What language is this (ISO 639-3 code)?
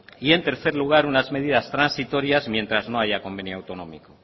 spa